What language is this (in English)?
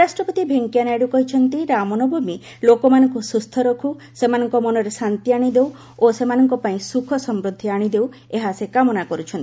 Odia